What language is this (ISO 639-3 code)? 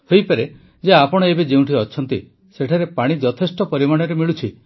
ori